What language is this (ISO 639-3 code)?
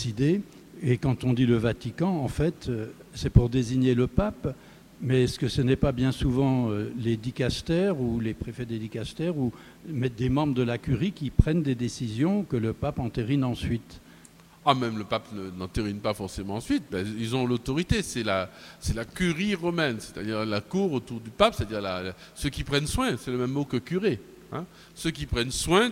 fra